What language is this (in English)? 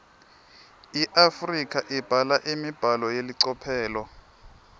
Swati